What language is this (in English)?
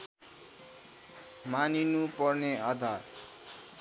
Nepali